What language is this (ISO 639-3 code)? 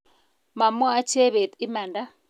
kln